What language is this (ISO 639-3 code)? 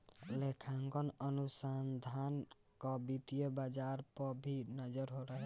bho